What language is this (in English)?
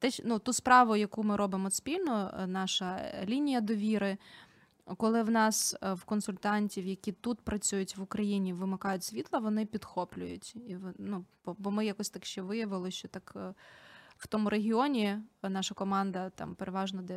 Ukrainian